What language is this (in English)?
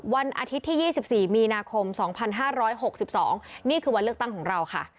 Thai